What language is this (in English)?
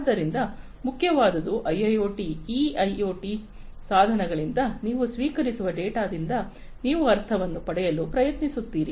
Kannada